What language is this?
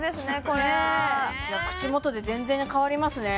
Japanese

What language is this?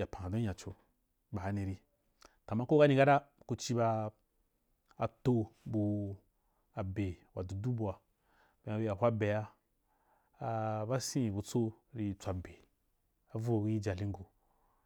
Wapan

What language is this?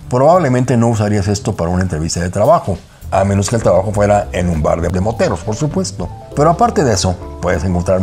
Spanish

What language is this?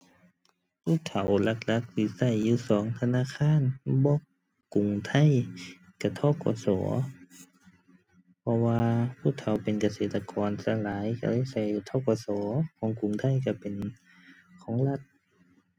Thai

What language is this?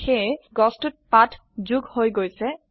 Assamese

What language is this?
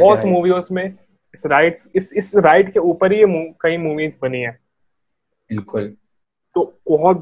Hindi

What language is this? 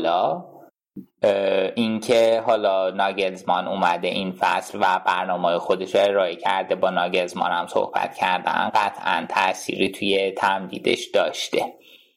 Persian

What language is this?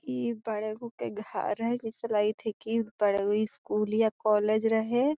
Magahi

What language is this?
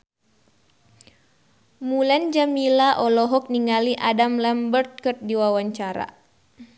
Sundanese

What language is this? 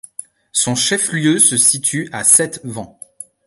French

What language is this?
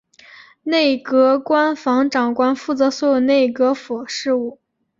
Chinese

